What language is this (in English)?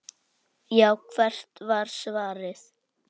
Icelandic